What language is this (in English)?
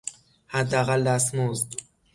Persian